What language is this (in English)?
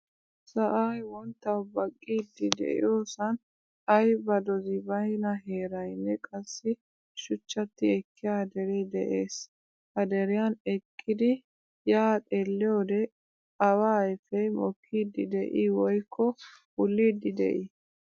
Wolaytta